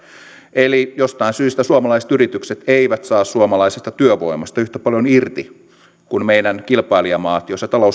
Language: Finnish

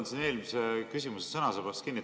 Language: Estonian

